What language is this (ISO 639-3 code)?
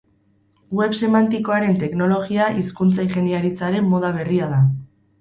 eus